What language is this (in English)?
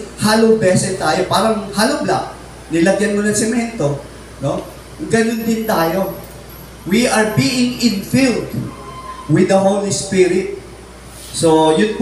Filipino